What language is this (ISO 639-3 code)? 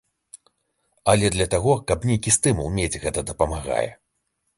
bel